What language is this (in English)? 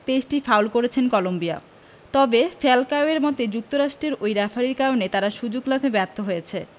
Bangla